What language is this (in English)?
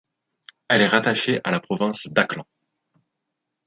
French